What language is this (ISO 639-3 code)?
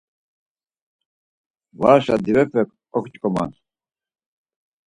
lzz